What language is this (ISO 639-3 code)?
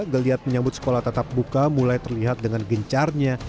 ind